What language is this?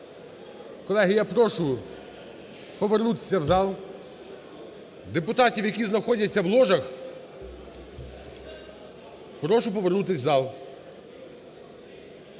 Ukrainian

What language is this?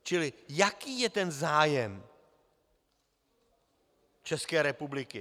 Czech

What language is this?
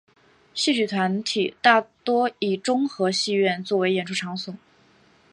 Chinese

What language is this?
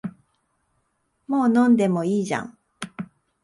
Japanese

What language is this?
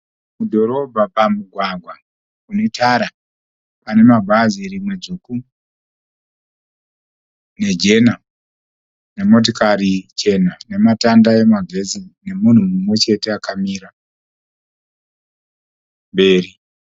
Shona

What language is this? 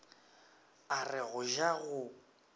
Northern Sotho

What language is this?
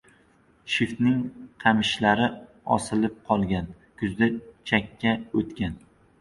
Uzbek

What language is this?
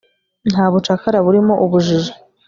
Kinyarwanda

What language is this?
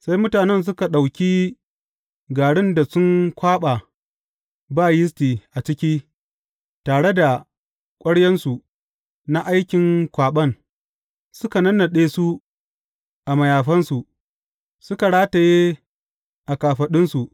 Hausa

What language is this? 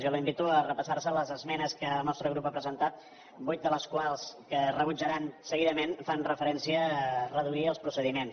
Catalan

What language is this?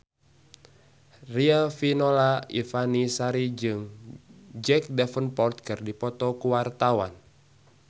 Sundanese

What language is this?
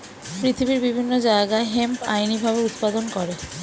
Bangla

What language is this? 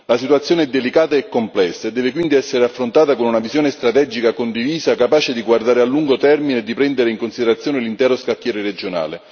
Italian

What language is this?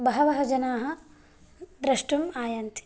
Sanskrit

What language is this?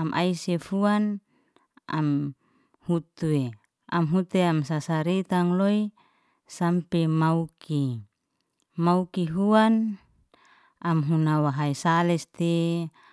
Liana-Seti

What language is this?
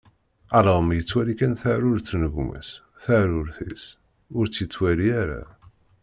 Kabyle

